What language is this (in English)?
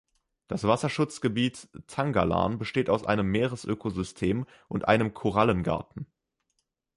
German